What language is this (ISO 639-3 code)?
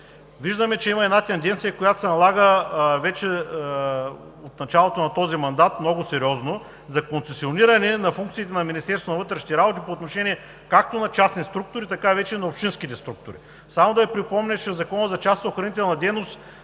bul